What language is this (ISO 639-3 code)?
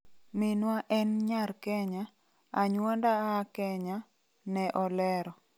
luo